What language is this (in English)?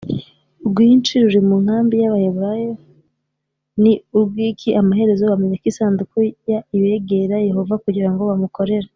Kinyarwanda